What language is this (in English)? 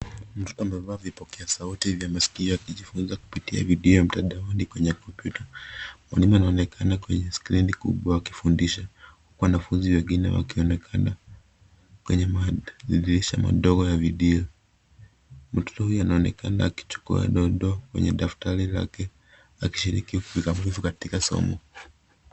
Swahili